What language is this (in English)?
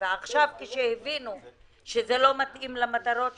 Hebrew